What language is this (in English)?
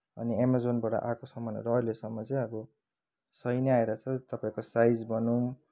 Nepali